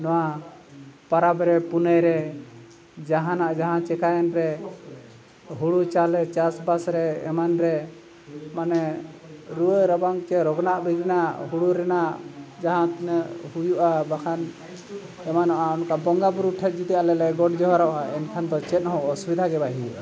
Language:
Santali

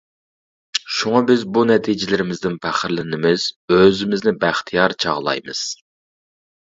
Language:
Uyghur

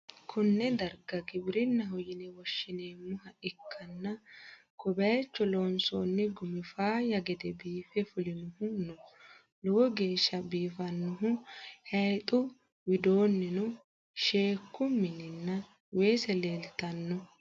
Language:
Sidamo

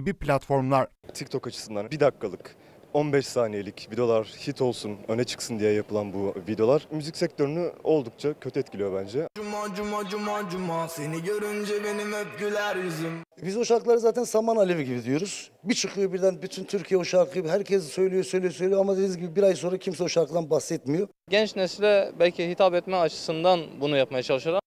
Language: Turkish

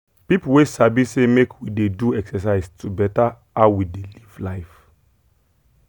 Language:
Nigerian Pidgin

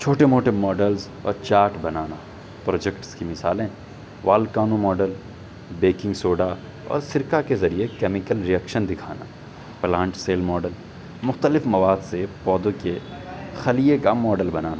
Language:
Urdu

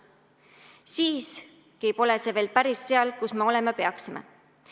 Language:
Estonian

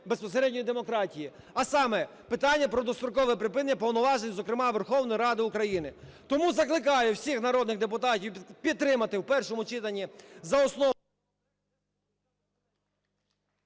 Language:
Ukrainian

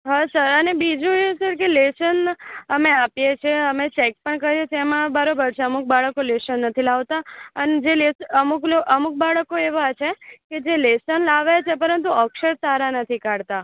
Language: Gujarati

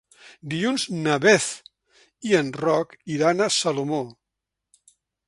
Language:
Catalan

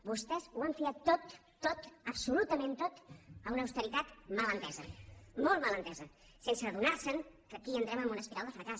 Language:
Catalan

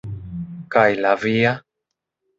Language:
Esperanto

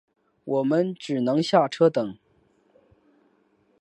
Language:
Chinese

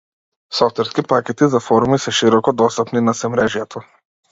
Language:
Macedonian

